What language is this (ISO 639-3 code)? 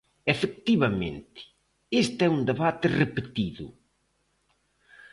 glg